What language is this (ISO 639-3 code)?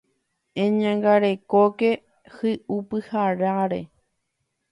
grn